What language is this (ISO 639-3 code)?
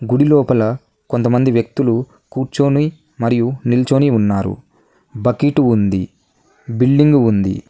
tel